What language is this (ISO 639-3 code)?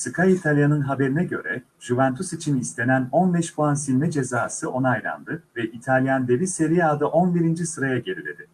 tur